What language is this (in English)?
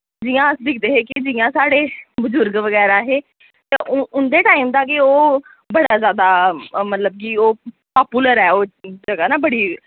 Dogri